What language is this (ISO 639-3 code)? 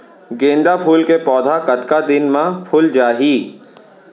hne